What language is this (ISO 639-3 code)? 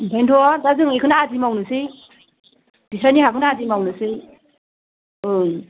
brx